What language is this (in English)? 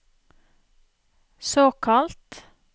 Norwegian